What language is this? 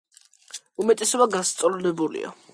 Georgian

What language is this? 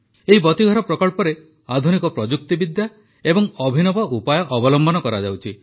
Odia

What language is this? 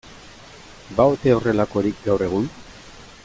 Basque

